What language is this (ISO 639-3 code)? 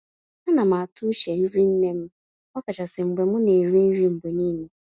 ibo